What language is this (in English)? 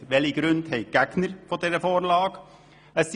Swiss German